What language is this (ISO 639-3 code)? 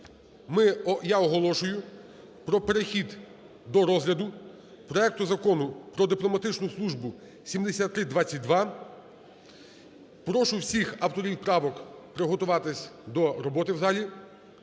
ukr